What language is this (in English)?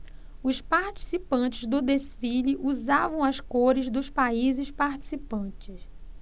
Portuguese